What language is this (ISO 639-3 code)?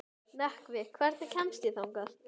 isl